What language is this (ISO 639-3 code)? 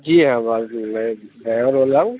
urd